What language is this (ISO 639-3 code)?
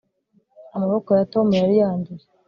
kin